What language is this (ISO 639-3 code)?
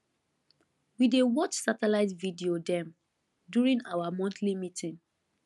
pcm